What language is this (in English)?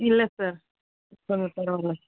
Tamil